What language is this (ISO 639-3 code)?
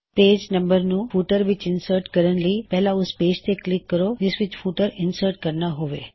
pan